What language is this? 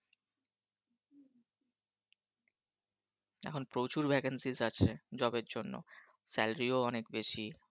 Bangla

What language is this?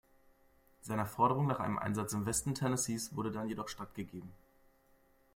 German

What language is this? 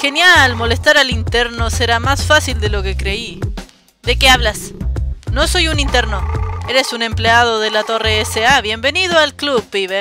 Spanish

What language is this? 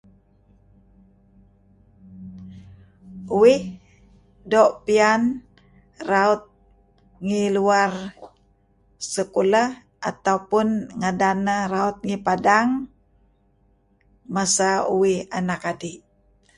Kelabit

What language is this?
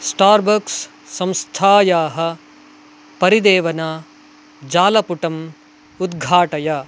Sanskrit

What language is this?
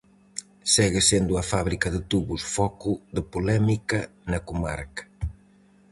Galician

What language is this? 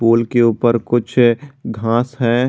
Hindi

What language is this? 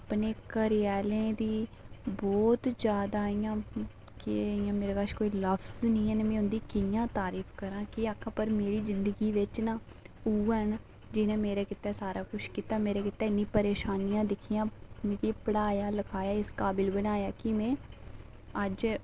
Dogri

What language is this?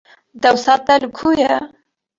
Kurdish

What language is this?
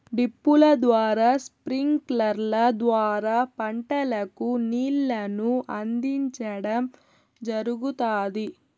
Telugu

